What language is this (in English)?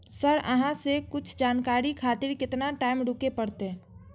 Maithili